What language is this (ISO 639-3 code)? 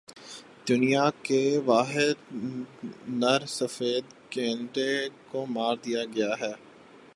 urd